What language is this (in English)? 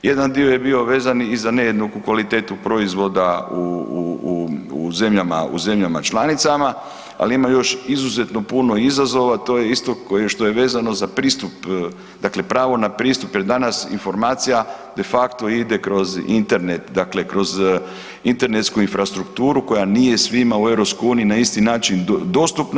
Croatian